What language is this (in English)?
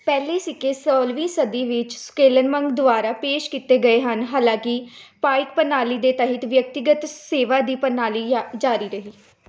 Punjabi